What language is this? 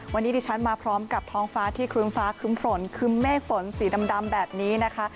Thai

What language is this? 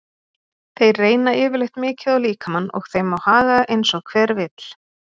Icelandic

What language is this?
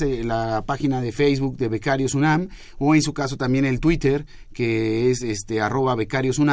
Spanish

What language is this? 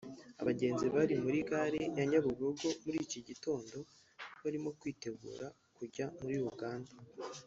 Kinyarwanda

